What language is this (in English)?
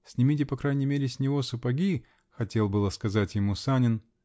Russian